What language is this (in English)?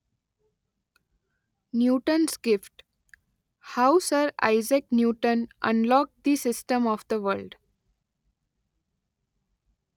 Gujarati